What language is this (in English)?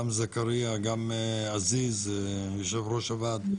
Hebrew